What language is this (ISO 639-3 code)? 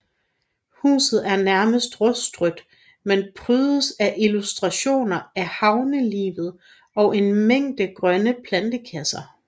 dan